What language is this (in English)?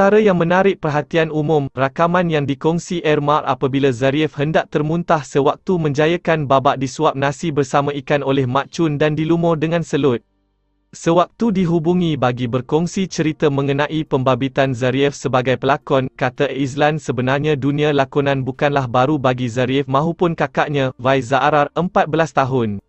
Malay